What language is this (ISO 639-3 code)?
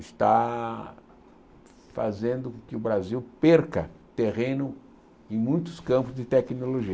por